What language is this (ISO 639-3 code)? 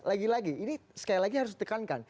ind